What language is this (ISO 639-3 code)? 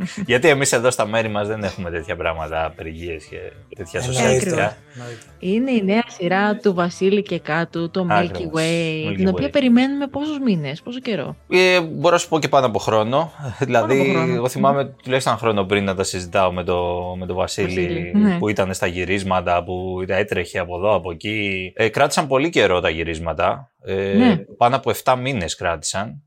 ell